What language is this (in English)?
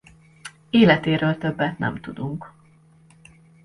Hungarian